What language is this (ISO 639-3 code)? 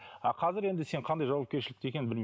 kaz